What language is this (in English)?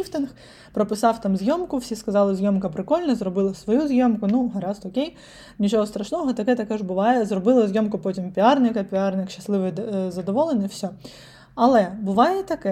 Ukrainian